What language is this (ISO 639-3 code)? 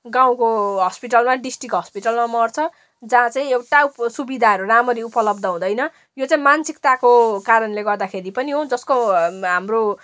nep